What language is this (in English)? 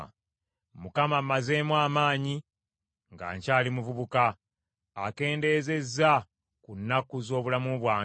Ganda